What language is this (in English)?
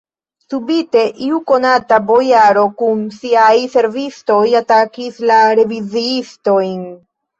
Esperanto